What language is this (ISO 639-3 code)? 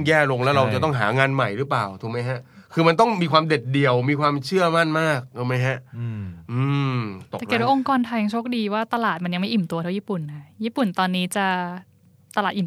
tha